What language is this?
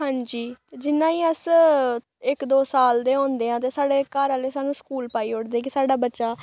Dogri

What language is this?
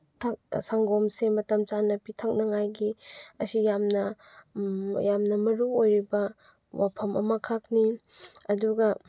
Manipuri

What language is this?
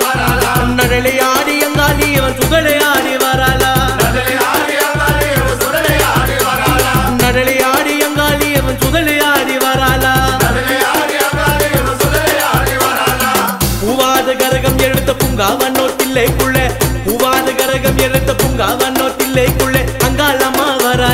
Arabic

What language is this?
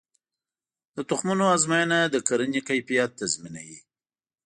Pashto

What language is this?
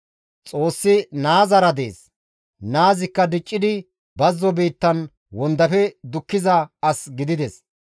Gamo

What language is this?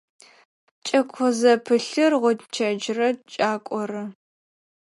Adyghe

